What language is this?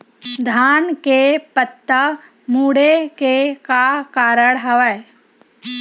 Chhattisgarhi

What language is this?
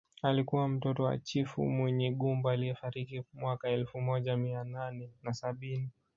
Swahili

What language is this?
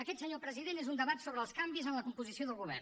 Catalan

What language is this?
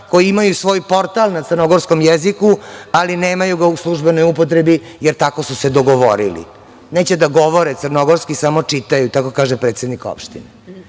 Serbian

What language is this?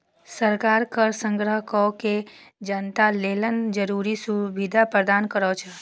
Maithili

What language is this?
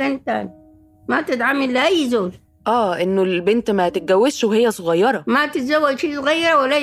Arabic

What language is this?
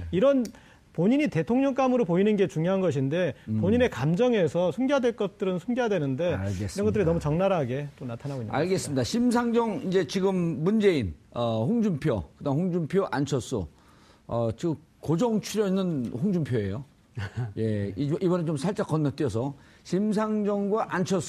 Korean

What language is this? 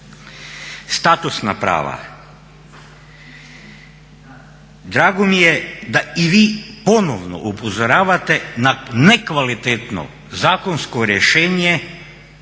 Croatian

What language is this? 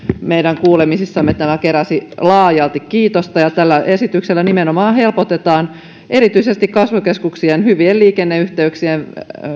Finnish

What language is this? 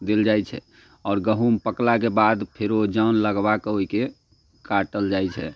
Maithili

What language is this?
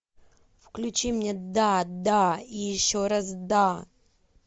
Russian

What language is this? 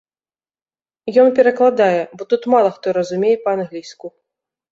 Belarusian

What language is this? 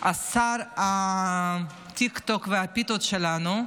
Hebrew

